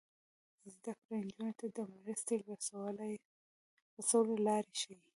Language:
Pashto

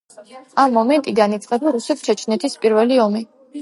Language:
Georgian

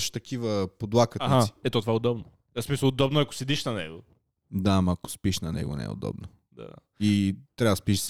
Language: Bulgarian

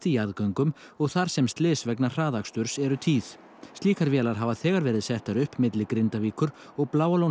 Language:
Icelandic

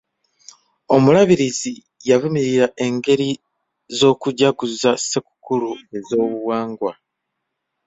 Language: Ganda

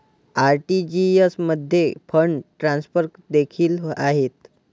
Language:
Marathi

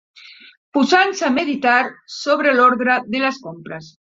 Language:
Catalan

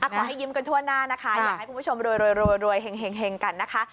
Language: Thai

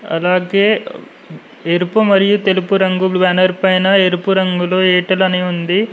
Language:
Telugu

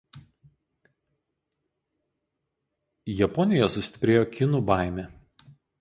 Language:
Lithuanian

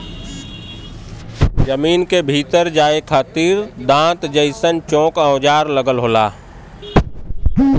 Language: Bhojpuri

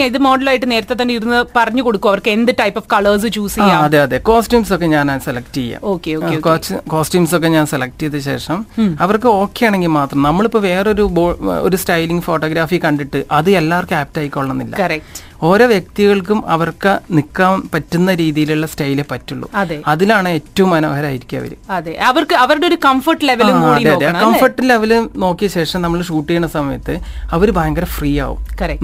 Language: Malayalam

